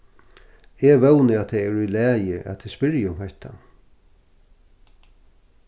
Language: Faroese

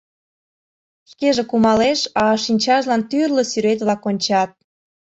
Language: Mari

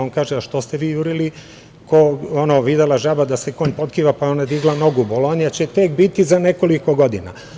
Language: Serbian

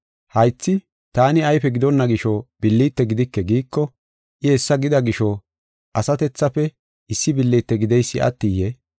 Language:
Gofa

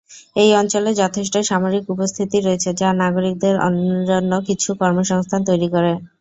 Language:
Bangla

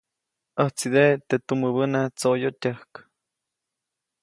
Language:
Copainalá Zoque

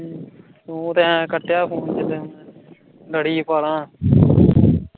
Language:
Punjabi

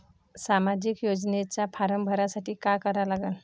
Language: Marathi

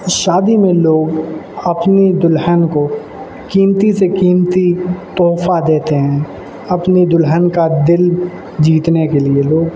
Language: Urdu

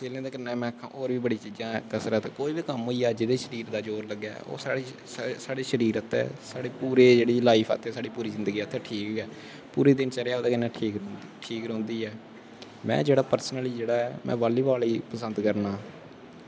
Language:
Dogri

